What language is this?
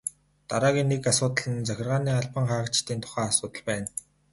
Mongolian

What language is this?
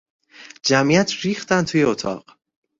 Persian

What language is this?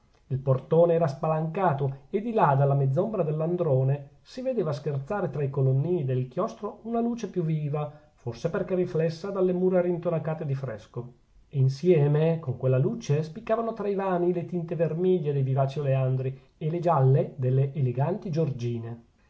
Italian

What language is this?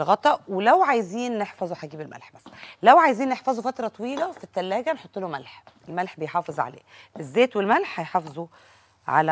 Arabic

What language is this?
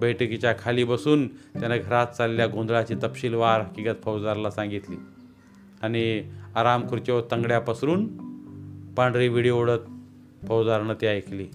Marathi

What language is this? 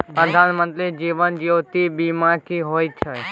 Maithili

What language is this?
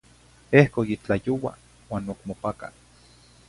Zacatlán-Ahuacatlán-Tepetzintla Nahuatl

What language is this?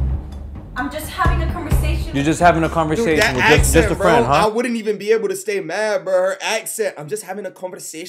English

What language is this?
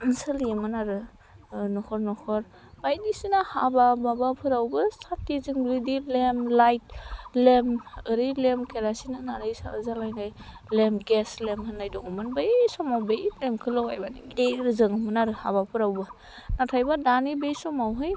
Bodo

